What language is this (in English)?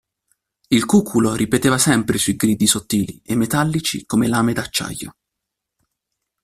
Italian